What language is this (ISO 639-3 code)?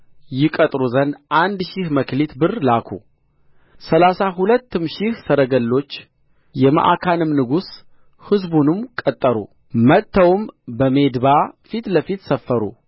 amh